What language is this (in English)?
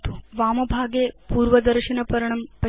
Sanskrit